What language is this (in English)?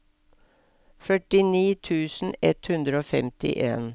Norwegian